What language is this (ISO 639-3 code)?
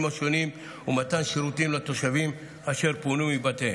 heb